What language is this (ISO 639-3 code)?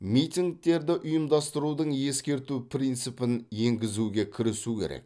kaz